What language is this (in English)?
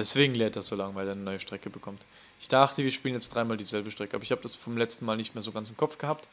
German